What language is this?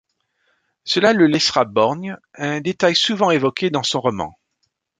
French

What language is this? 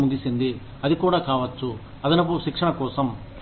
Telugu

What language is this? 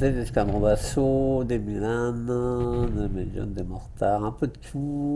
French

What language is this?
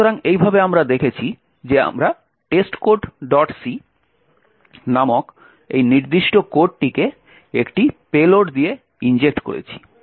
Bangla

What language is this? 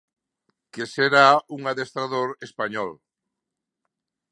Galician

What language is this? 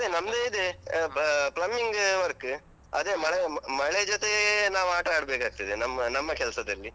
Kannada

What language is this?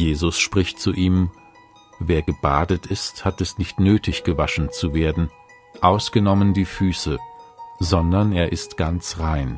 German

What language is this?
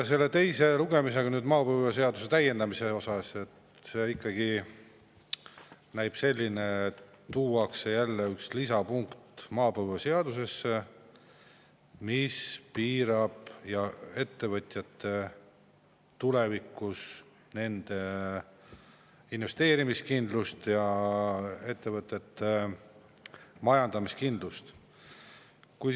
Estonian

